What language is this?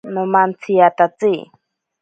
Ashéninka Perené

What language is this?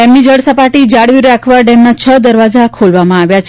Gujarati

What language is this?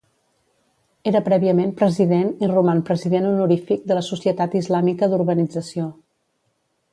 Catalan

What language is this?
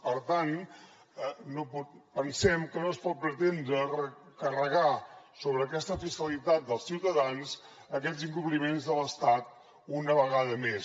Catalan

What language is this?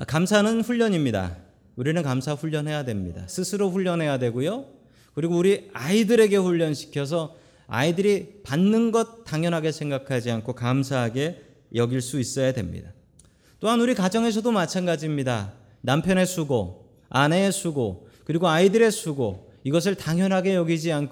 Korean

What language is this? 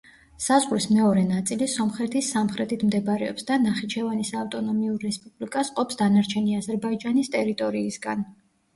Georgian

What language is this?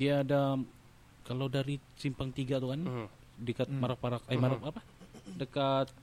Malay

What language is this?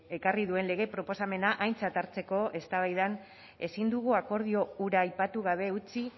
Basque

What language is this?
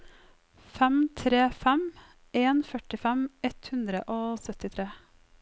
Norwegian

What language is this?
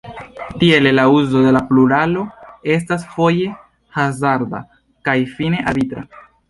Esperanto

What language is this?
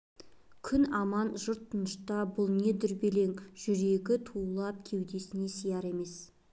Kazakh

